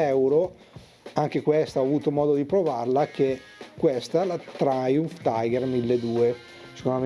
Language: Italian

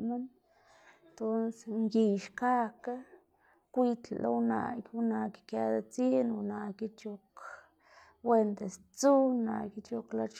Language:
Xanaguía Zapotec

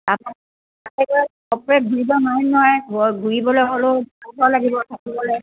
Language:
Assamese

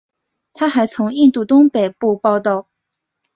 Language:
Chinese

